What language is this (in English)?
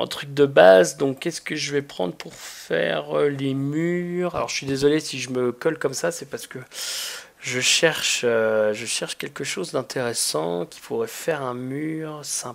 French